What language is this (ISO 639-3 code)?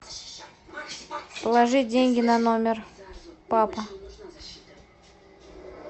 rus